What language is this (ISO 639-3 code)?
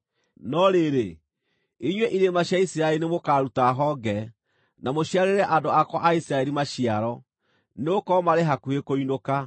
kik